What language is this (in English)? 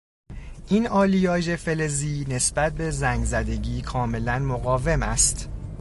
Persian